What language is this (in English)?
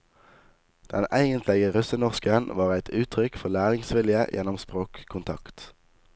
Norwegian